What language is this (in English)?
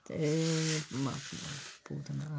Dogri